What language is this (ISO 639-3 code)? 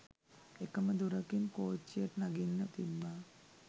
sin